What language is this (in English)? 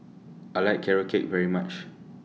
English